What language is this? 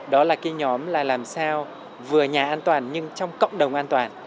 Vietnamese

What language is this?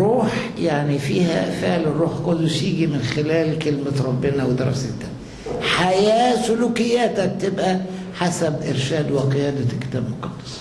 Arabic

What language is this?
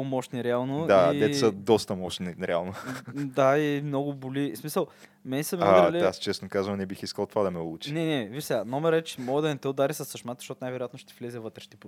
Bulgarian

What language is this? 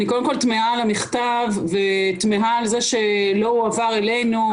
Hebrew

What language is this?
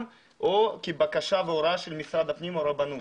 Hebrew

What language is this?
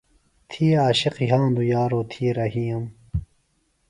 Phalura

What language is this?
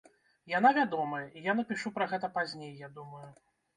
Belarusian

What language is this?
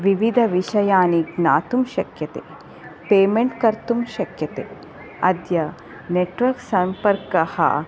Sanskrit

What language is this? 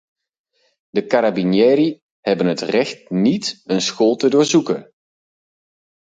Dutch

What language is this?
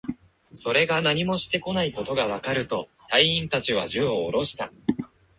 Japanese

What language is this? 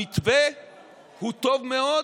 Hebrew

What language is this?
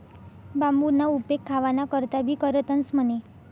Marathi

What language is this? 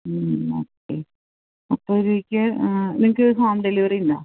Malayalam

